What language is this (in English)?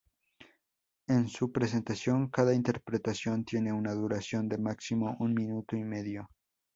Spanish